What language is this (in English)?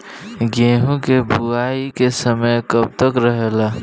Bhojpuri